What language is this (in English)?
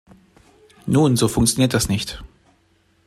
German